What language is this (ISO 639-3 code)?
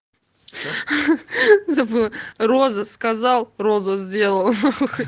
rus